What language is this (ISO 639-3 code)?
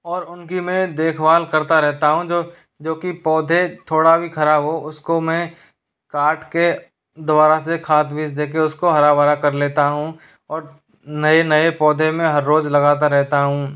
hin